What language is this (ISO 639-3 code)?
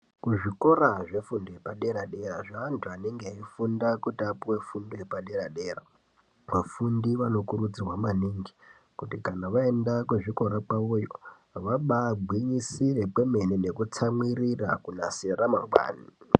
ndc